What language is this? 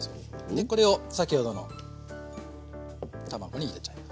Japanese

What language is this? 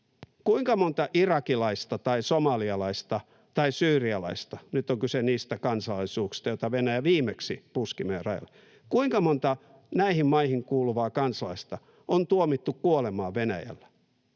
Finnish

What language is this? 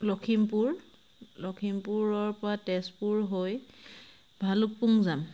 Assamese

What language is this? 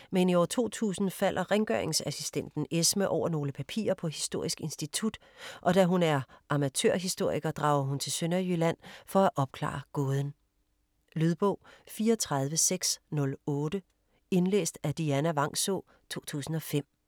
Danish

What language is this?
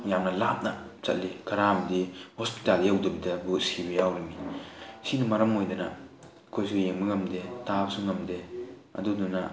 Manipuri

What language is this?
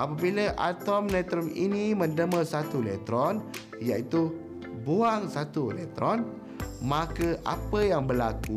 Malay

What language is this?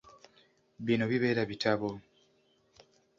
Ganda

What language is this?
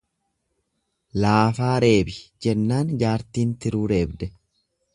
Oromo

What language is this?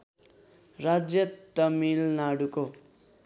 Nepali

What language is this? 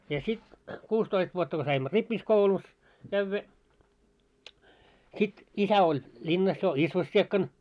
Finnish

